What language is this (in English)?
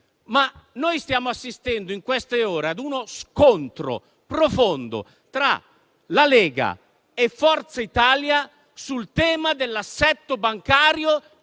Italian